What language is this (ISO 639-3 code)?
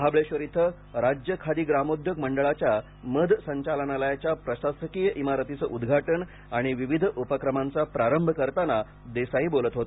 mar